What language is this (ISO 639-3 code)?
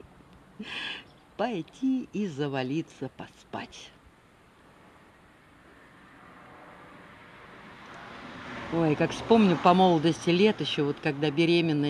rus